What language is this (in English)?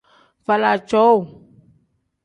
Tem